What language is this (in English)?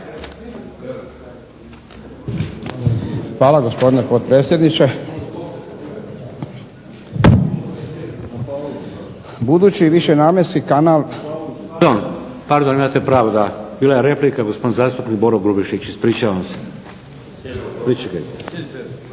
Croatian